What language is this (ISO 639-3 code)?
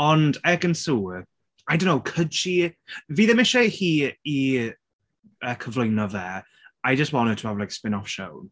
cym